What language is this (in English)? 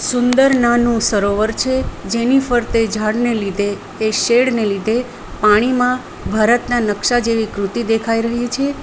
Gujarati